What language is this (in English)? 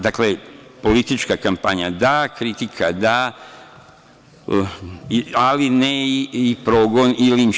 Serbian